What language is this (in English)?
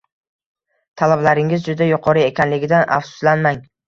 Uzbek